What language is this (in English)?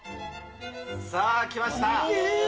Japanese